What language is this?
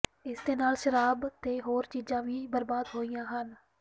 Punjabi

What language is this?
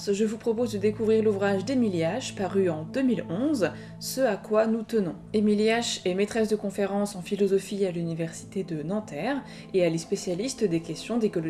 French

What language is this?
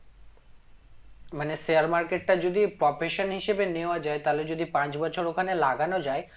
Bangla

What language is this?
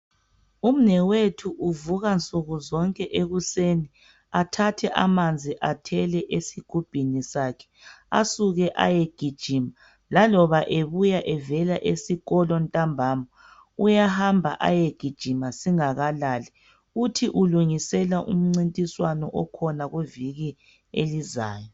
North Ndebele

